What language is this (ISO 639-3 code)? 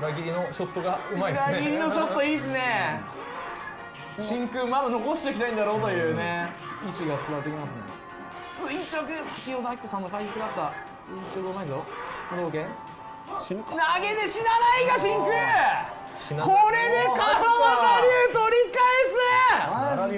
jpn